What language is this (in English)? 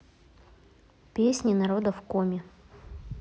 Russian